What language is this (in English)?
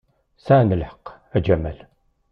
Kabyle